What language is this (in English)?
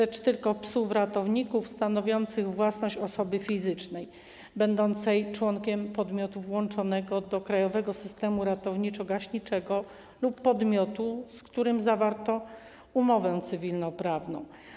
Polish